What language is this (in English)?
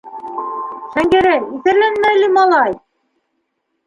Bashkir